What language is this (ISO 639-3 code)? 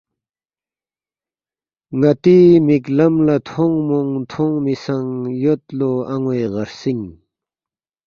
bft